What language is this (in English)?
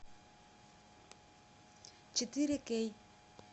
Russian